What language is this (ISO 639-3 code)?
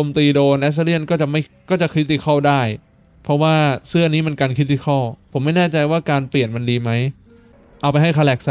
tha